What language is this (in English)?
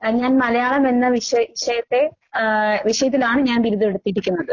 Malayalam